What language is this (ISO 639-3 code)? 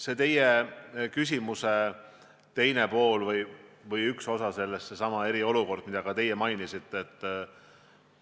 est